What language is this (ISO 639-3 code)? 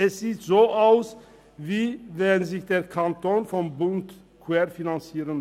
gsw